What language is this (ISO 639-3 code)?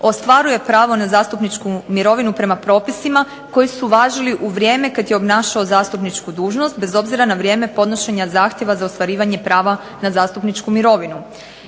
hrv